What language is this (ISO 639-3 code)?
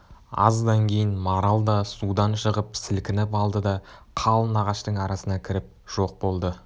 kaz